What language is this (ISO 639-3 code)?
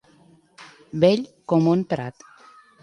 cat